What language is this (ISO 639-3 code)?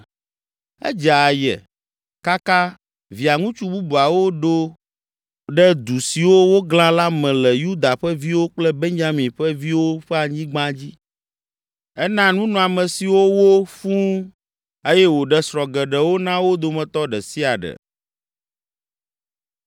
ewe